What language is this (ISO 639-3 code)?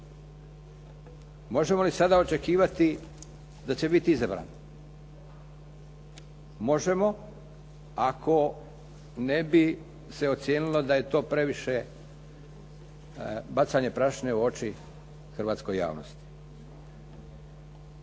hrv